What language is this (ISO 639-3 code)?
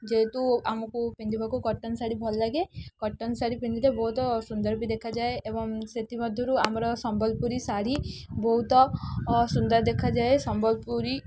ori